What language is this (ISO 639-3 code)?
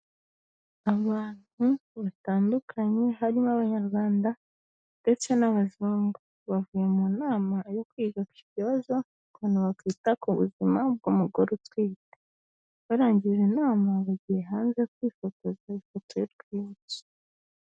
kin